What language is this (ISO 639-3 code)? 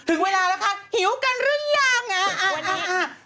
tha